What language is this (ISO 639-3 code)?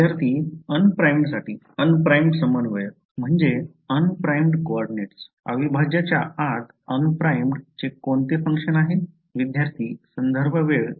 mar